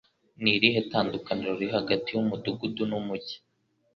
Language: Kinyarwanda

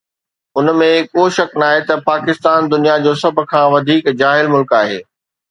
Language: Sindhi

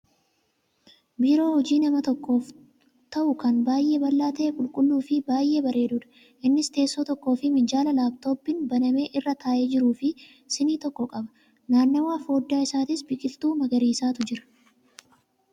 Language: Oromo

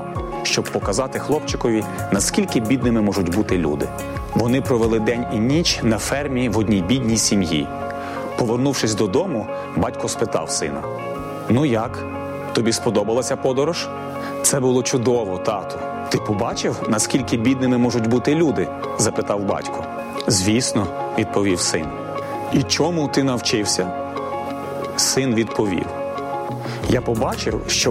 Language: Ukrainian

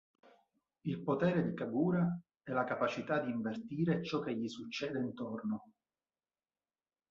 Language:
Italian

